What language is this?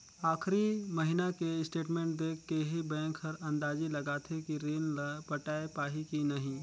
Chhattisgarhi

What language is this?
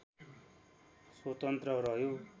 Nepali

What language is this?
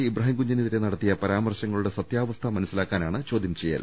Malayalam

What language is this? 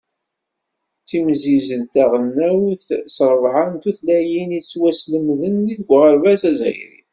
Kabyle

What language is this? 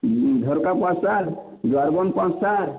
Odia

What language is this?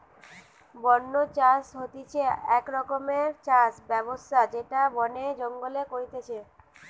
Bangla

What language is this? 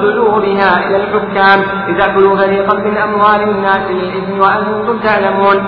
Arabic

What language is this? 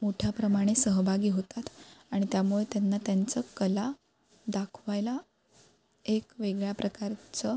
Marathi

